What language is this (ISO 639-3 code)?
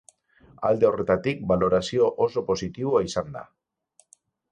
eus